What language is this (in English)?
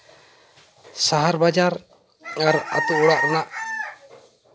Santali